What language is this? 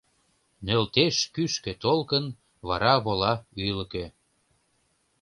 Mari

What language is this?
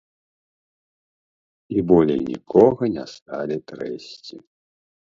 Belarusian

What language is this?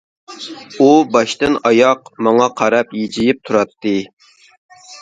Uyghur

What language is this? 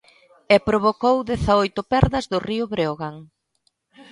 Galician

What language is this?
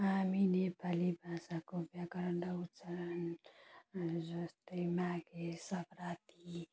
Nepali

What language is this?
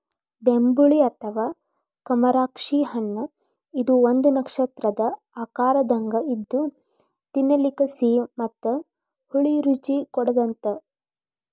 Kannada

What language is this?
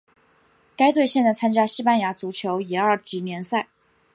Chinese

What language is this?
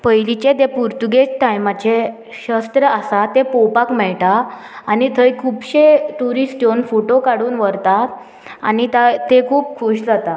Konkani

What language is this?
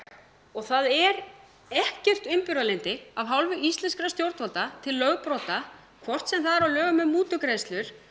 Icelandic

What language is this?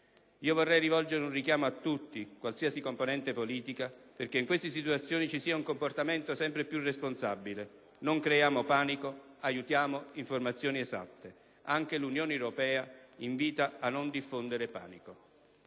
Italian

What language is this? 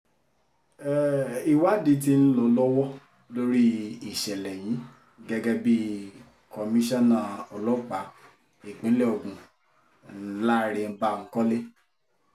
Yoruba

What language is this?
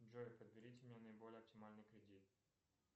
Russian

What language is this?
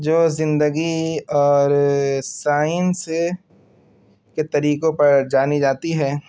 Urdu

